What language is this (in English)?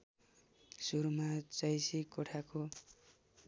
Nepali